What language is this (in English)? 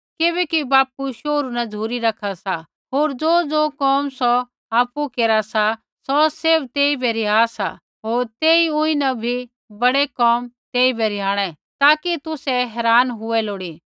Kullu Pahari